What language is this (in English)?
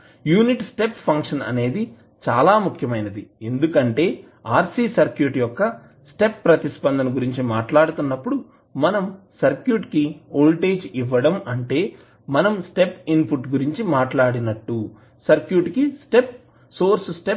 Telugu